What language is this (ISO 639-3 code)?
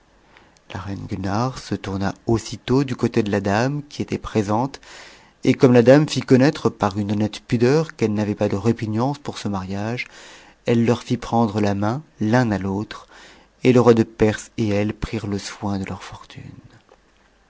fra